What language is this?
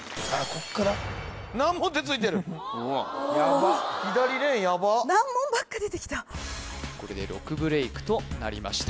Japanese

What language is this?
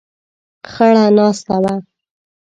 Pashto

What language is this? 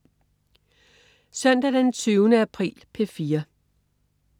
Danish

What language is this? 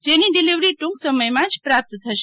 Gujarati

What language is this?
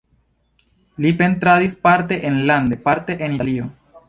Esperanto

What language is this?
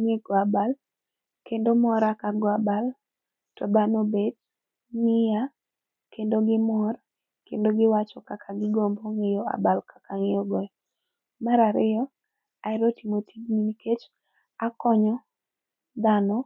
Luo (Kenya and Tanzania)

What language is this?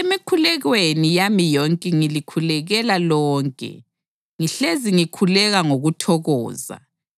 North Ndebele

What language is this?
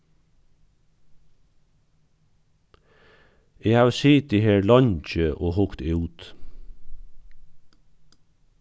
Faroese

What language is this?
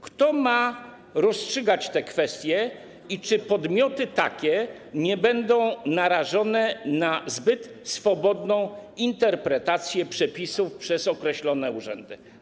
Polish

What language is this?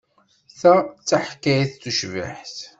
Kabyle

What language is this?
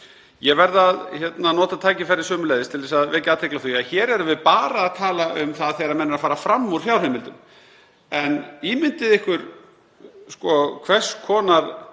Icelandic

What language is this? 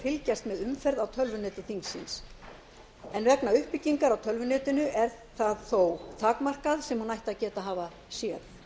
Icelandic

